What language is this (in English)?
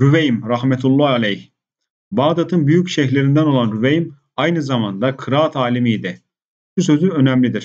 Turkish